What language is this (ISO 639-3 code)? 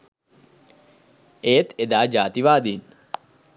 sin